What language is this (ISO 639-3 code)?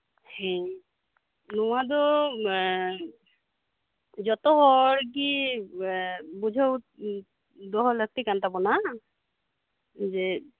sat